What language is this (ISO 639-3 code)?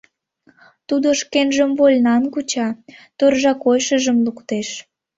chm